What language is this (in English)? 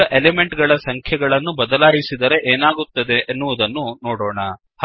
Kannada